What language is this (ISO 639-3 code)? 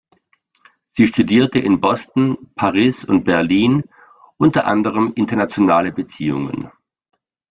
deu